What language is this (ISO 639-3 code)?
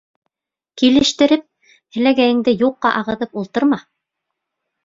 bak